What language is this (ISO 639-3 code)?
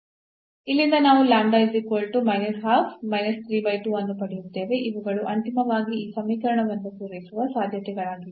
kan